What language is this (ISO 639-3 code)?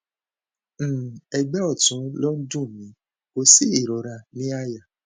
yor